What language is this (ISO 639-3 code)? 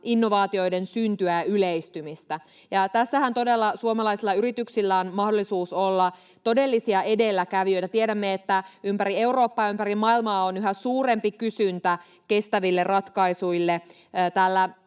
fin